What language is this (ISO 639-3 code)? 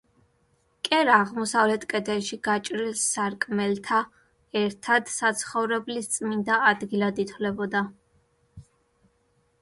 kat